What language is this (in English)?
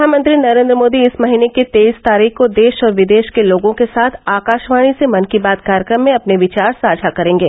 Hindi